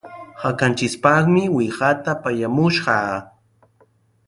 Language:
Sihuas Ancash Quechua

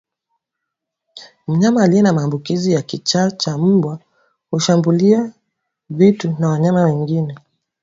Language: Swahili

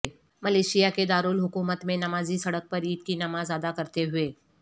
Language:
Urdu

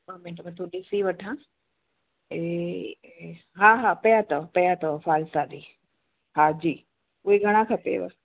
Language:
Sindhi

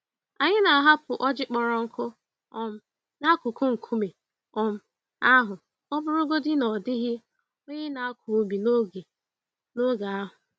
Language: Igbo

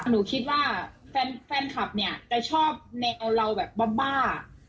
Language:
Thai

